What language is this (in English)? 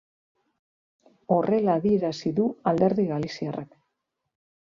Basque